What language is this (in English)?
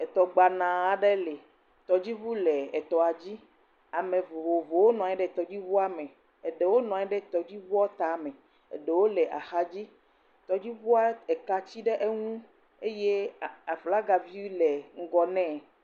Ewe